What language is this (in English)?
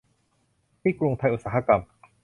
Thai